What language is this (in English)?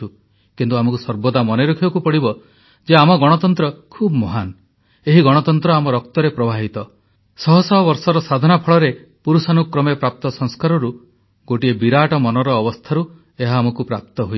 Odia